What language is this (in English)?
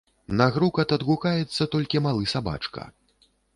Belarusian